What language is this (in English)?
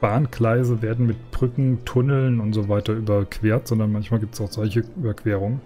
German